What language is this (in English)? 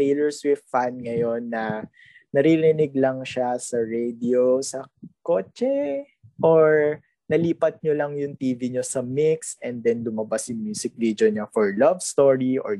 Filipino